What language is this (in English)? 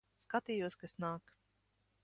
Latvian